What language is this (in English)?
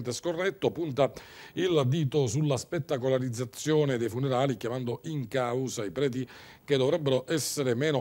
Italian